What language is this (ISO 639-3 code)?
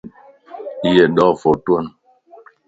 lss